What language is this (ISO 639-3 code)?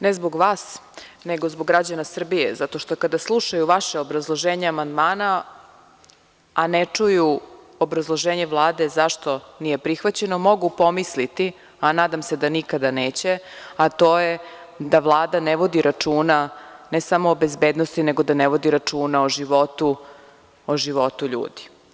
srp